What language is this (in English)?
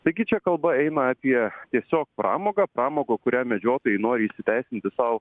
Lithuanian